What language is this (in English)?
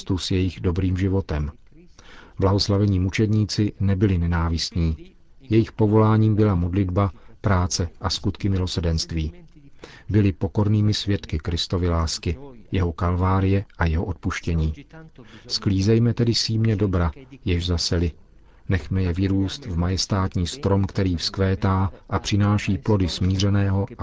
Czech